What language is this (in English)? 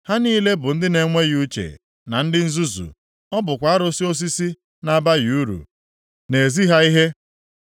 Igbo